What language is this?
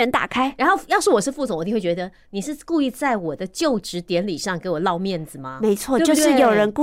Chinese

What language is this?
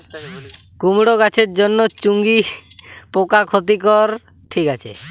Bangla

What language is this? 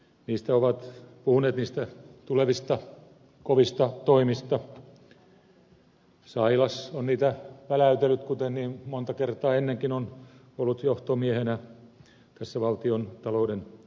Finnish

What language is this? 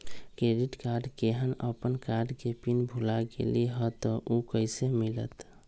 Magahi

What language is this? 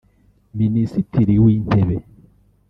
Kinyarwanda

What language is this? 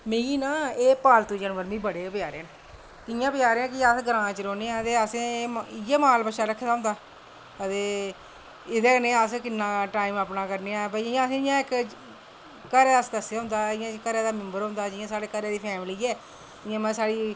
Dogri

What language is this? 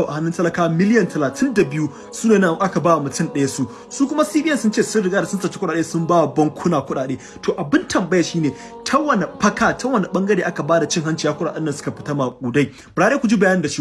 English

